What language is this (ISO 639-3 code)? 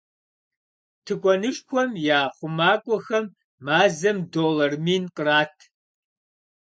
kbd